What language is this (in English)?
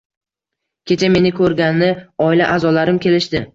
Uzbek